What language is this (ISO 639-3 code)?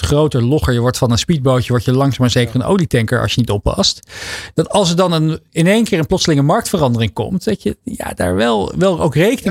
nld